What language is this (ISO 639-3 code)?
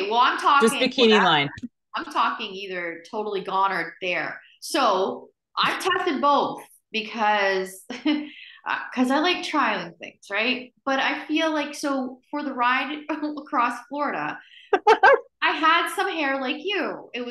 eng